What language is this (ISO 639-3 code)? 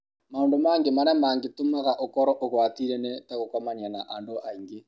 kik